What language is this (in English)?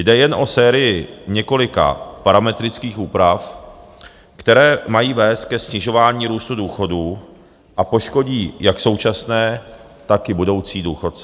Czech